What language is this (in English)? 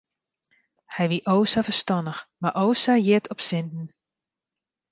Western Frisian